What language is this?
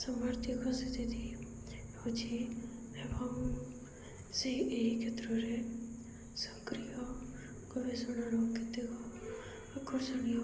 Odia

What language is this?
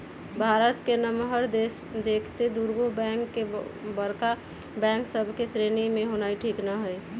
Magahi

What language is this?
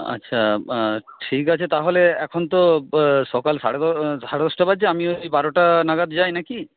Bangla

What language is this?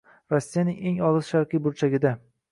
Uzbek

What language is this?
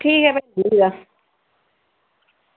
Dogri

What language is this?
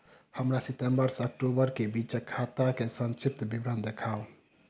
Maithili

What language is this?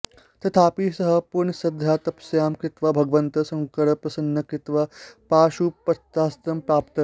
Sanskrit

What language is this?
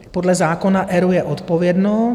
Czech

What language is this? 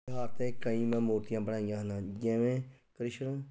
Punjabi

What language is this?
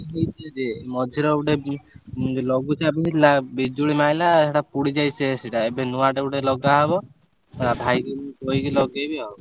Odia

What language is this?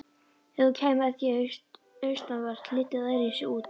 Icelandic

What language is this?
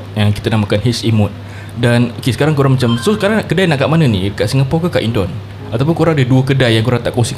Malay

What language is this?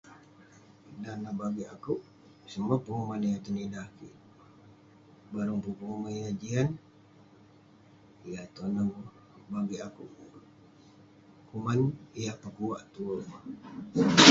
Western Penan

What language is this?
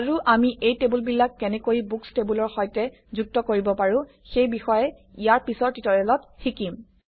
Assamese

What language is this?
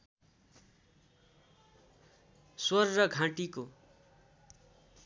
Nepali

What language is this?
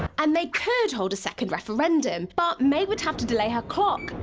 English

